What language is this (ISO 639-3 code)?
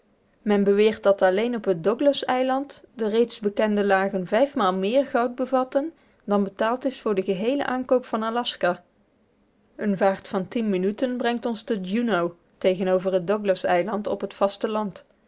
nld